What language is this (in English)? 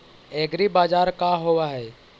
Magahi